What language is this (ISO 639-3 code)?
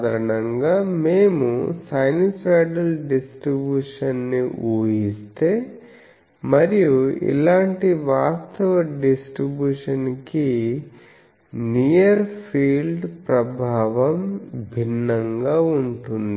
tel